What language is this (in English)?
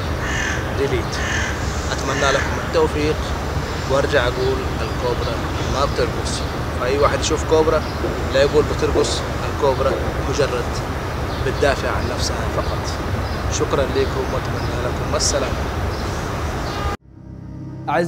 Arabic